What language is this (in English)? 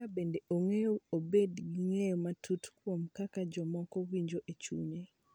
Luo (Kenya and Tanzania)